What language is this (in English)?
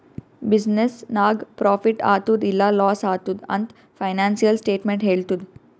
Kannada